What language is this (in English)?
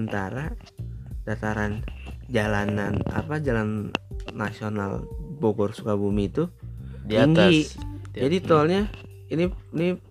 Indonesian